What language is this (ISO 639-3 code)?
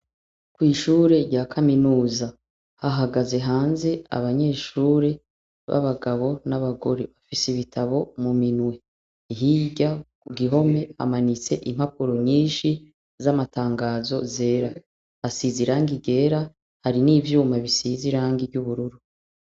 run